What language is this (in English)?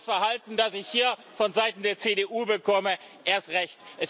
German